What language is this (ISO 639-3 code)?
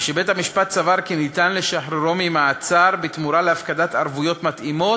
heb